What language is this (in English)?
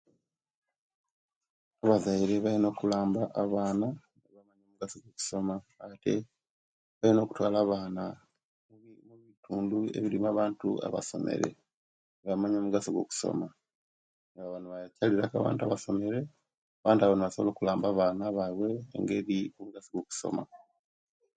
Kenyi